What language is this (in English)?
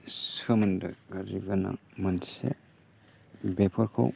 Bodo